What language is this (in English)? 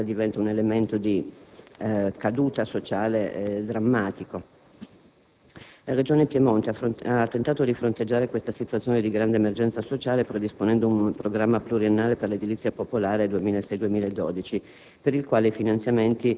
Italian